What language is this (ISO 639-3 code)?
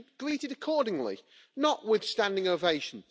eng